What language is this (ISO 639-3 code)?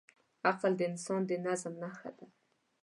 pus